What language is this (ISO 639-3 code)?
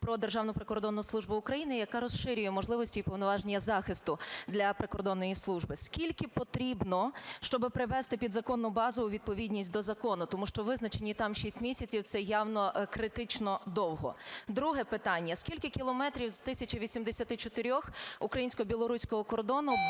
ukr